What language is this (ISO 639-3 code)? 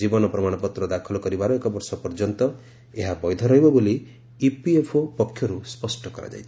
ori